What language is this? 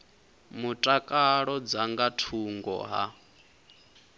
Venda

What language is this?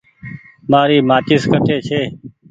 Goaria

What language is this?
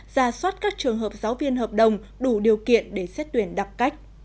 Vietnamese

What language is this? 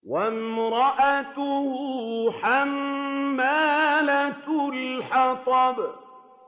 Arabic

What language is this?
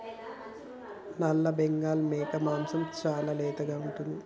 Telugu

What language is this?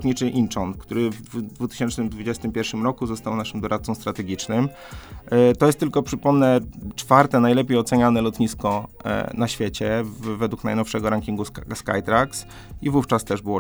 Polish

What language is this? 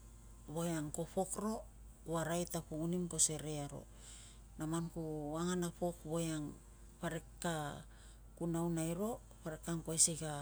Tungag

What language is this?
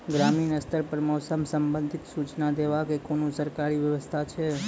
Maithili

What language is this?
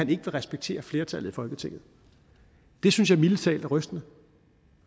Danish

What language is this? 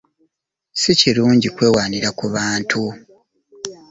Ganda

